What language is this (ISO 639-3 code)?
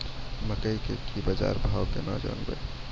mai